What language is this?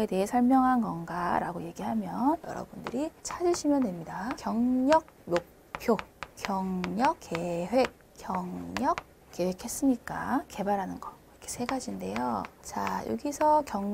Korean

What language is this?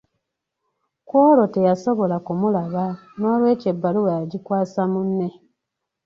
Ganda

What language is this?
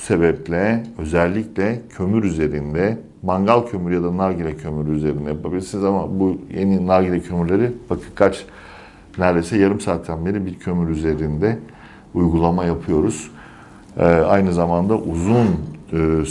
Turkish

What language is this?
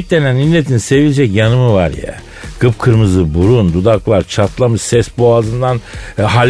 Turkish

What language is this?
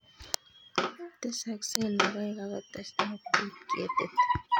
Kalenjin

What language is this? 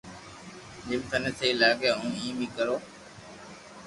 Loarki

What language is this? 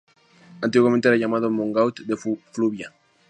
Spanish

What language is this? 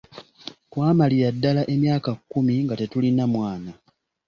Ganda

